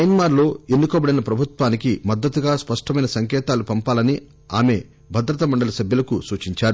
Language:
Telugu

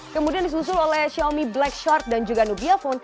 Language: Indonesian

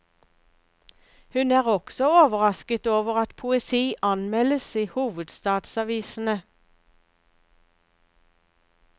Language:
Norwegian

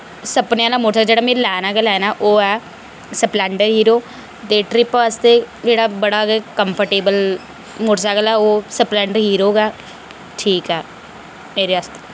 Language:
Dogri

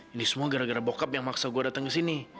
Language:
Indonesian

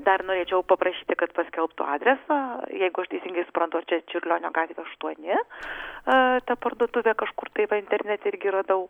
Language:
Lithuanian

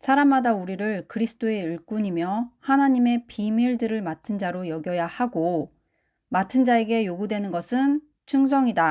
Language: Korean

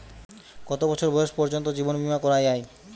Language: Bangla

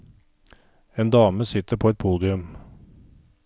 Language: Norwegian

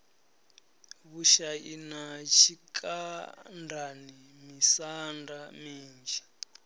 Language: Venda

